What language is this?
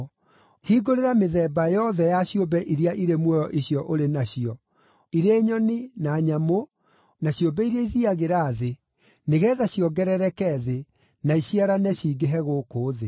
Kikuyu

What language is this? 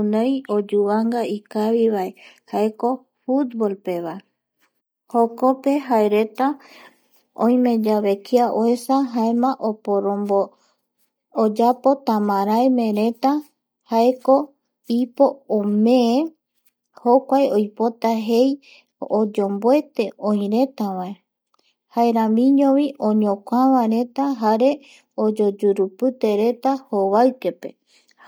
Eastern Bolivian Guaraní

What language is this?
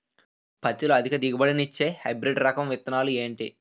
Telugu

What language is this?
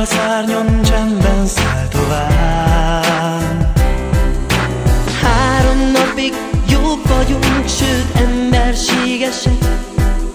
Hungarian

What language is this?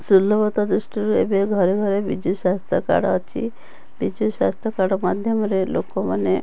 Odia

